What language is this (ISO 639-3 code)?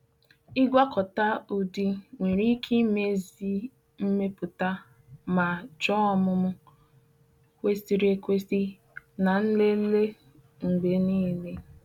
ibo